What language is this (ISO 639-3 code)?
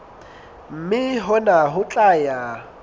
sot